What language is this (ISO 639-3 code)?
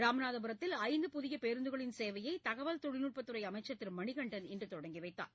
tam